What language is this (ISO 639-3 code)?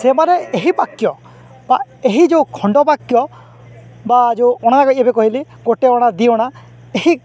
ori